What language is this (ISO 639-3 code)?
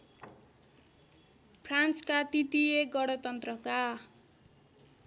nep